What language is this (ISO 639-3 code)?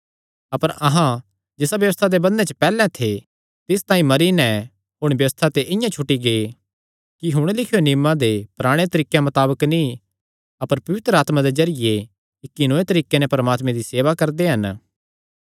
xnr